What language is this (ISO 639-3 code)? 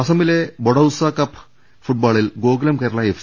mal